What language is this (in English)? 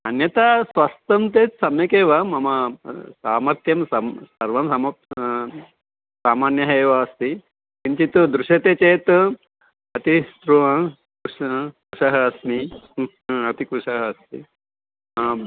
Sanskrit